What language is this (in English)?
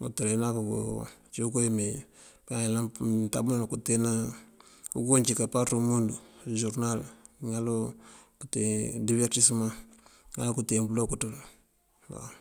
Mandjak